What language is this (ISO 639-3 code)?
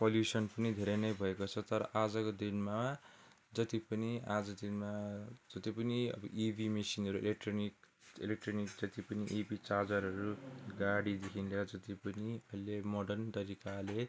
nep